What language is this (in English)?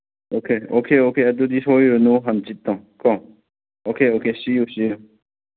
Manipuri